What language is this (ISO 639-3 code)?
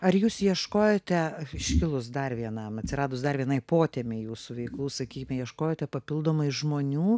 lit